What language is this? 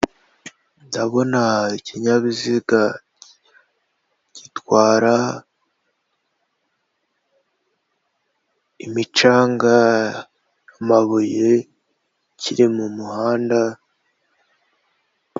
Kinyarwanda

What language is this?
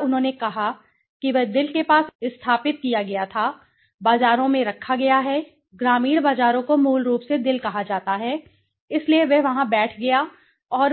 Hindi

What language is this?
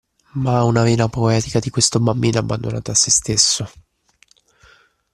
Italian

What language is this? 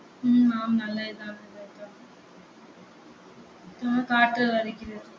Tamil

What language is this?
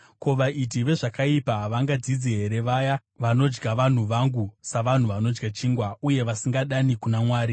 Shona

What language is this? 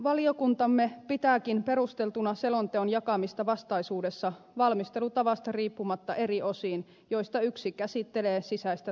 Finnish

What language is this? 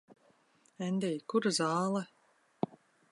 Latvian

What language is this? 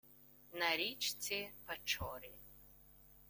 Ukrainian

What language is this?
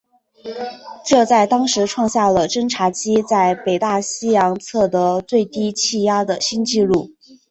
Chinese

